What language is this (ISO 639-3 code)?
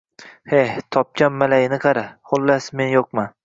uzb